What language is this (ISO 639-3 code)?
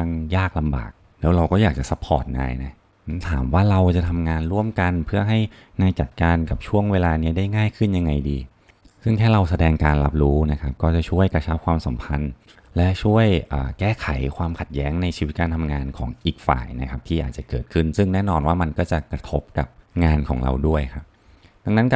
tha